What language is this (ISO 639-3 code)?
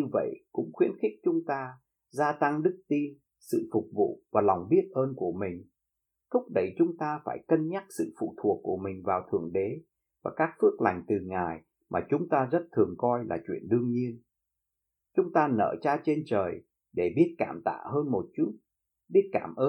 vie